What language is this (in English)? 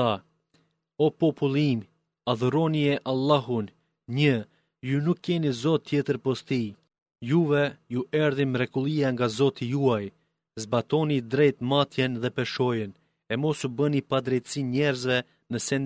Greek